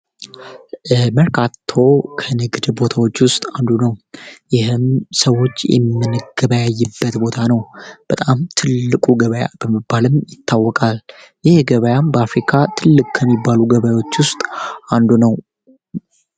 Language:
Amharic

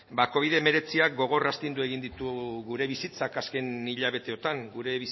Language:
Basque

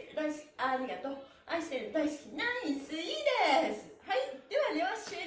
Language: Japanese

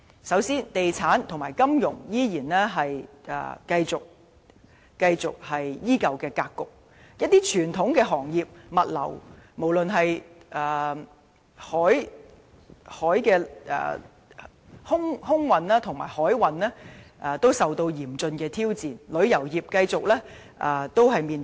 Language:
Cantonese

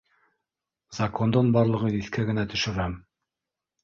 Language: Bashkir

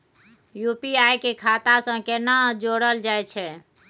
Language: Maithili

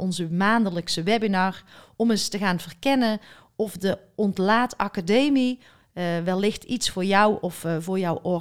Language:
Dutch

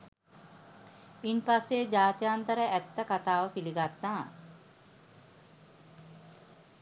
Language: Sinhala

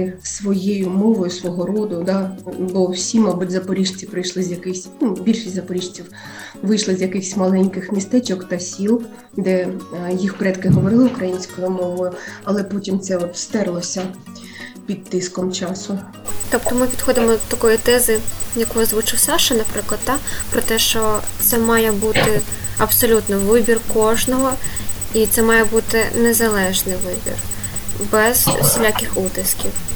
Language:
Ukrainian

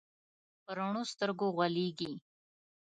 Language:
Pashto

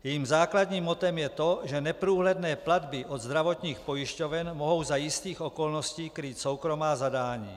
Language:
Czech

